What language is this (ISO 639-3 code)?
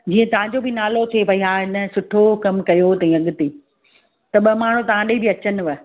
snd